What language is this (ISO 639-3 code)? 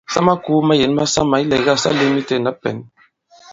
abb